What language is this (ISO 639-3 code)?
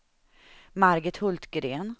swe